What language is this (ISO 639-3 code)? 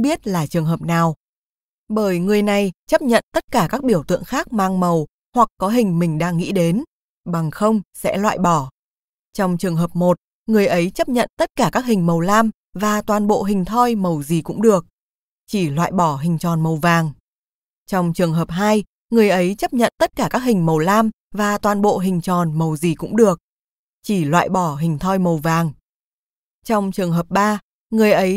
vie